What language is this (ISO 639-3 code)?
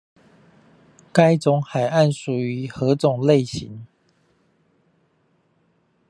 zho